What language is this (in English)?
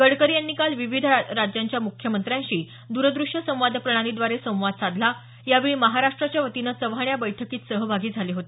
Marathi